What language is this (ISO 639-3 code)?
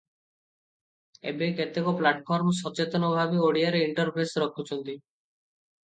ori